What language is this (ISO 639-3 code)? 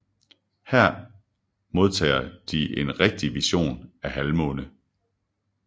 dan